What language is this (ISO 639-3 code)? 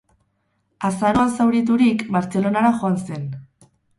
eus